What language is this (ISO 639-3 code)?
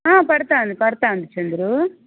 tel